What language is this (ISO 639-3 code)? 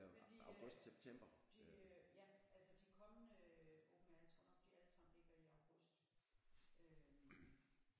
dan